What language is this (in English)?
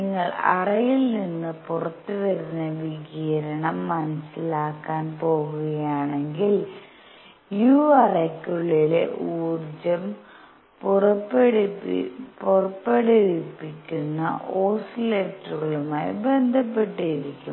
Malayalam